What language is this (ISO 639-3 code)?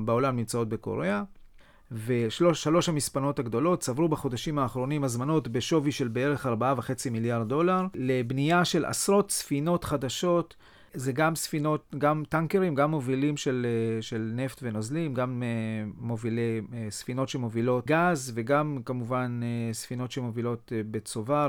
heb